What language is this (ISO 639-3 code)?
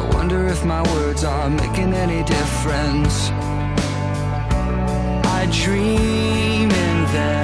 vie